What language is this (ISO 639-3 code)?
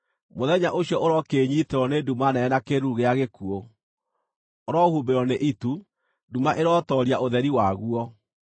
kik